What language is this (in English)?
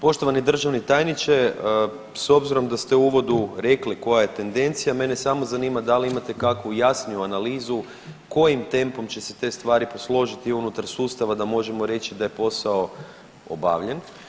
Croatian